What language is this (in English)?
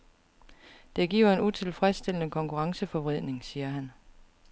Danish